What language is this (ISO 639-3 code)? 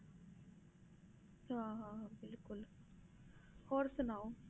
pan